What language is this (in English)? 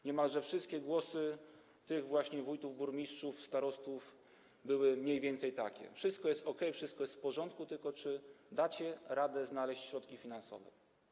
Polish